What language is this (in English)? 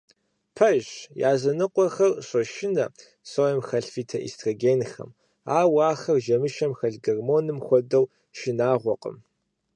Kabardian